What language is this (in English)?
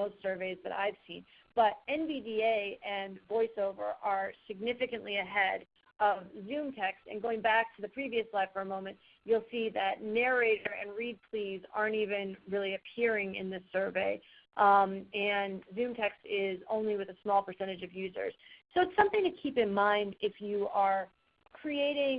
English